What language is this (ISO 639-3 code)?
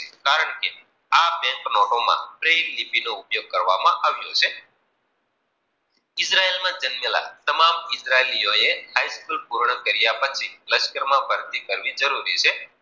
guj